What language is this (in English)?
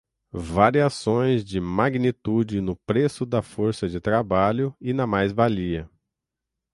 Portuguese